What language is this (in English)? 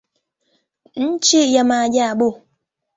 Swahili